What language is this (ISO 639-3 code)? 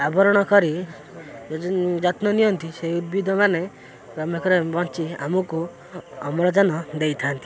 ori